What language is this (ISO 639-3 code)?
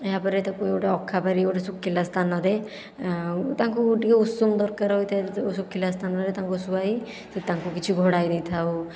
ori